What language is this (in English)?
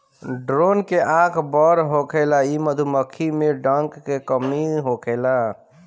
Bhojpuri